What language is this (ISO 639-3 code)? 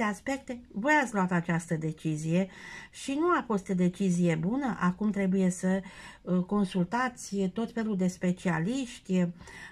ron